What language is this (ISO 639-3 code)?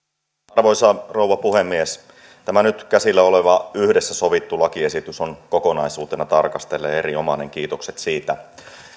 fin